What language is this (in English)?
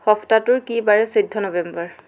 Assamese